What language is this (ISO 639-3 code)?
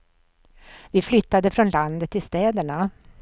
swe